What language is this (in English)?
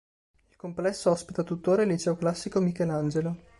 Italian